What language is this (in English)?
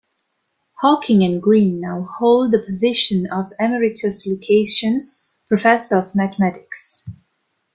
English